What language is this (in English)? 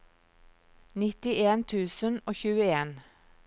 Norwegian